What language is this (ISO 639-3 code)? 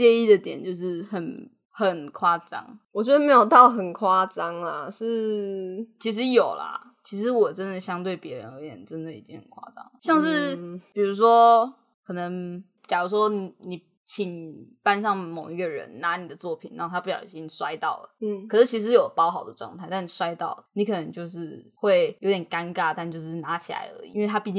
zho